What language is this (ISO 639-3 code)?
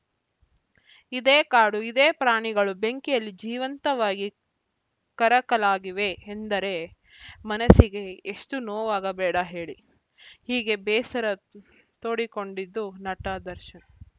kan